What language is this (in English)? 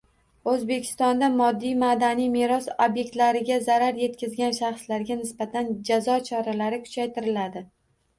Uzbek